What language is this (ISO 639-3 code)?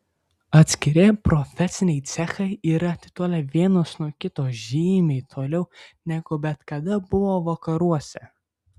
lit